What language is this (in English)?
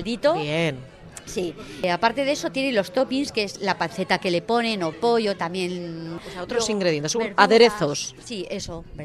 Spanish